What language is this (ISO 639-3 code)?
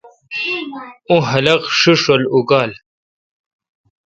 xka